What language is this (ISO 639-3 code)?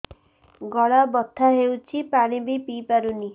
ori